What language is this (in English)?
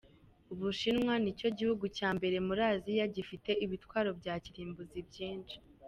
Kinyarwanda